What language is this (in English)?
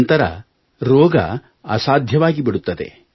Kannada